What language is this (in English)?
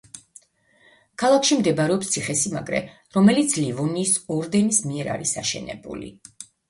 Georgian